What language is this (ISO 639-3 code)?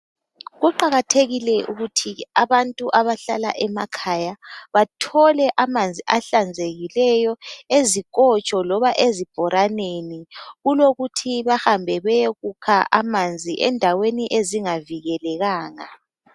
nde